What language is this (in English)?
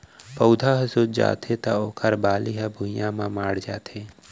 Chhattisgarhi